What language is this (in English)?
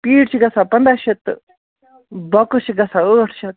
Kashmiri